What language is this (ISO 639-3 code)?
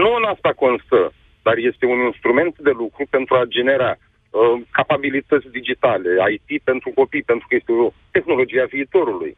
ron